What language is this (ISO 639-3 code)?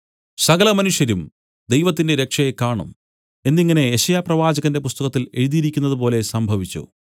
mal